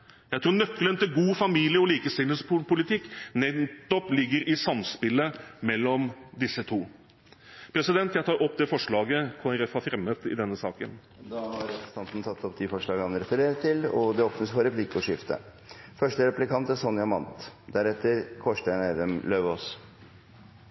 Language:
Norwegian Bokmål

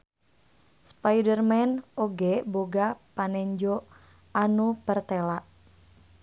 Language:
Sundanese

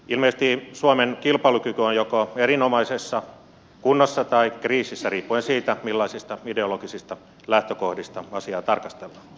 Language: Finnish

